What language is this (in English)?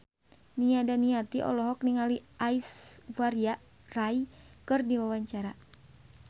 Sundanese